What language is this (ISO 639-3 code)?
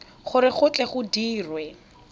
tsn